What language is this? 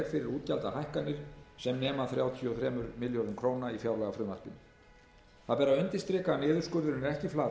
Icelandic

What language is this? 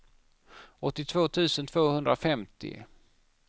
Swedish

